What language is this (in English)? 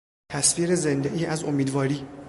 Persian